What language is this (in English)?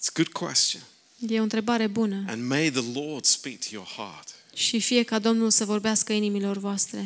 Romanian